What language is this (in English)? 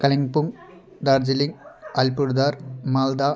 Nepali